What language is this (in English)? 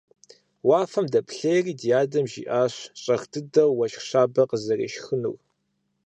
Kabardian